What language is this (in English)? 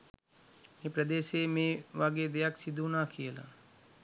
Sinhala